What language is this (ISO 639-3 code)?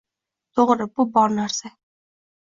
uzb